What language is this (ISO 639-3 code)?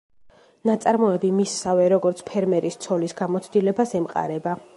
kat